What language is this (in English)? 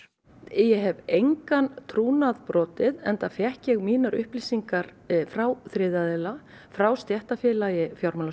Icelandic